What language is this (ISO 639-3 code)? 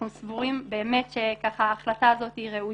heb